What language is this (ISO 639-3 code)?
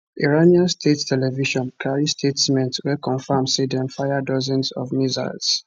pcm